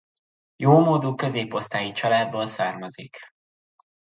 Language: Hungarian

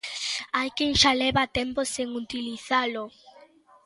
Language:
Galician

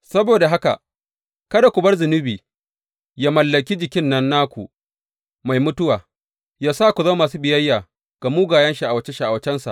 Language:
Hausa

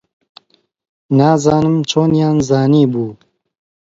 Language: Central Kurdish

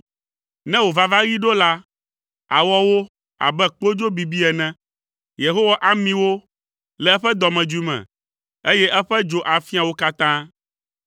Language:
Ewe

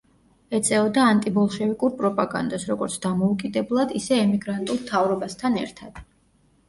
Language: Georgian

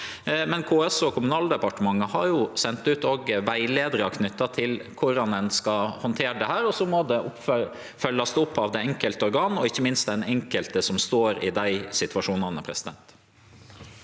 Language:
Norwegian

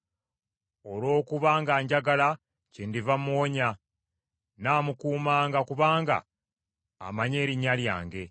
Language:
Ganda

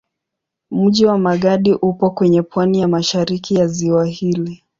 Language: Swahili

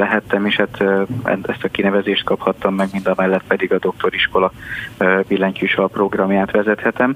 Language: Hungarian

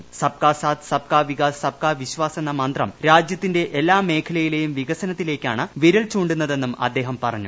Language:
Malayalam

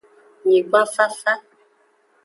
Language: Aja (Benin)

